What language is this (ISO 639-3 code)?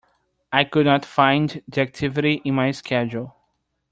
eng